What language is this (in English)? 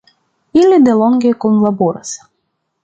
Esperanto